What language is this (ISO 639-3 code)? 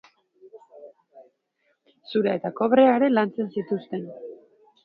eus